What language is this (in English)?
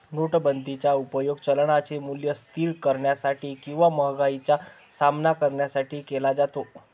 Marathi